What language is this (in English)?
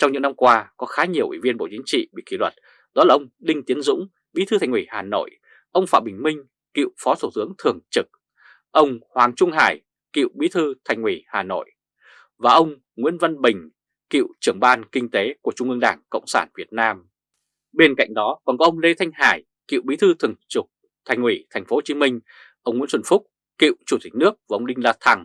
Vietnamese